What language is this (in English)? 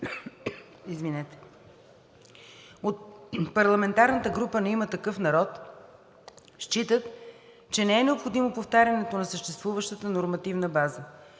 Bulgarian